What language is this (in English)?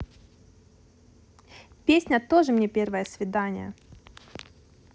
Russian